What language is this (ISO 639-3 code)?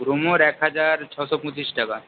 ben